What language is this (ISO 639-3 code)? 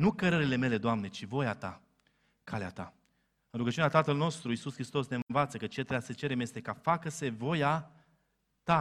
ron